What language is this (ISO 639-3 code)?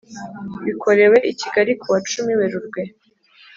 kin